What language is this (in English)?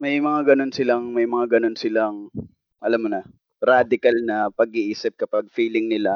Filipino